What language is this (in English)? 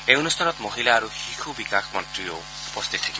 Assamese